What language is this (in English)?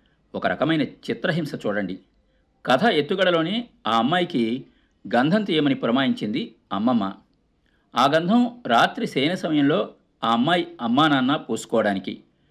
Telugu